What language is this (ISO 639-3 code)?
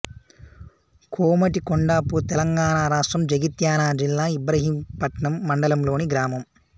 tel